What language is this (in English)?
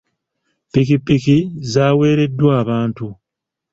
Ganda